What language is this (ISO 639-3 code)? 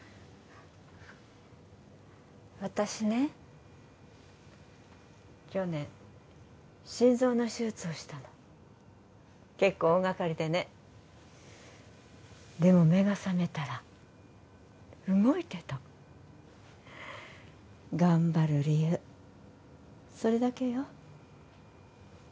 jpn